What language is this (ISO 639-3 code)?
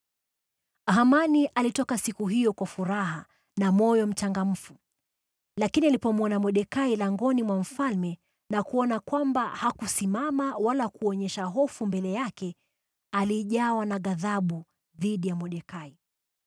swa